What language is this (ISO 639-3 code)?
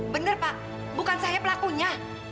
ind